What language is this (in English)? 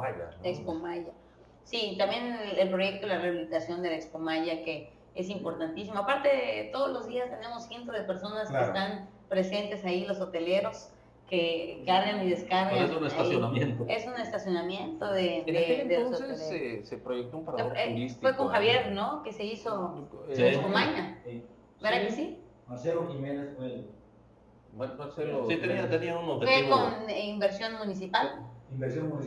Spanish